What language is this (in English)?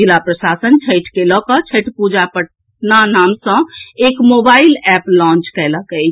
Maithili